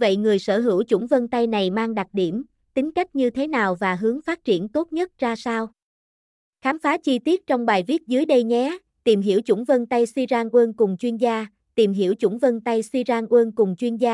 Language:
Vietnamese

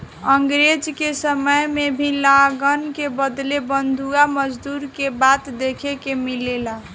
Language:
Bhojpuri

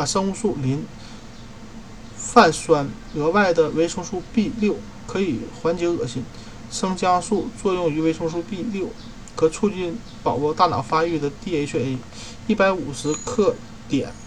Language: Chinese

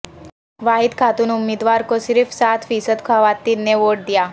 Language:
Urdu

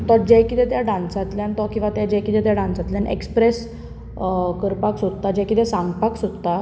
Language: Konkani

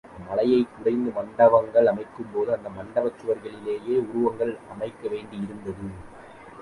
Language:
Tamil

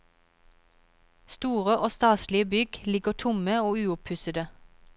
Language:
Norwegian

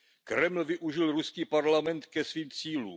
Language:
Czech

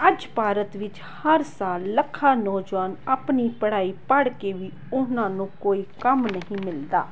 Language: Punjabi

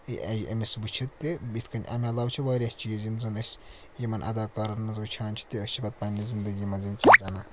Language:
Kashmiri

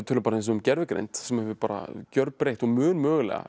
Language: Icelandic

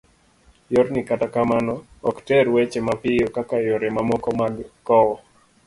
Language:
Luo (Kenya and Tanzania)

